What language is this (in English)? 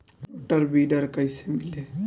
Bhojpuri